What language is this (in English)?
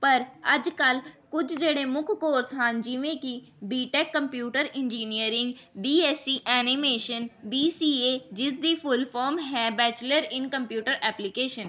Punjabi